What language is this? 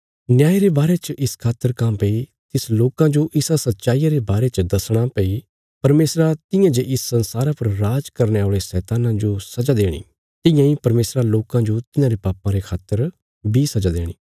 Bilaspuri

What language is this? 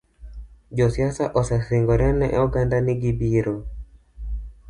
Luo (Kenya and Tanzania)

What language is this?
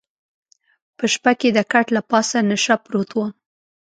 Pashto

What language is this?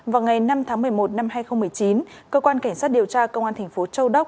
Vietnamese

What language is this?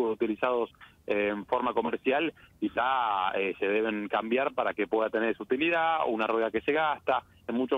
Spanish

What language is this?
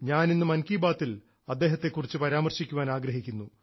Malayalam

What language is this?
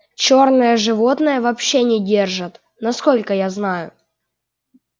Russian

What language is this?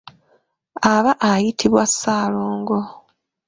Ganda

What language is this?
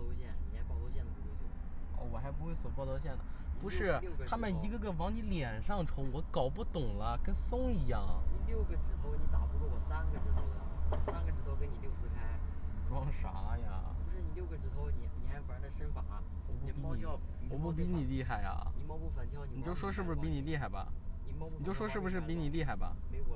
Chinese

